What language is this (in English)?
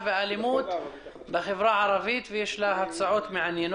Hebrew